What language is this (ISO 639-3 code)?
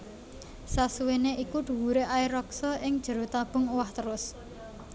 jav